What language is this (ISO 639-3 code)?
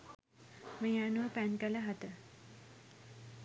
sin